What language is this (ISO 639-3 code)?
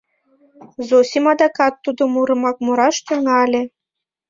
chm